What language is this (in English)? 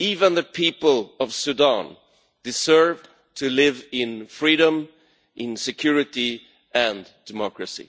English